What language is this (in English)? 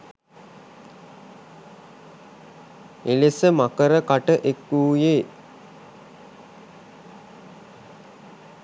Sinhala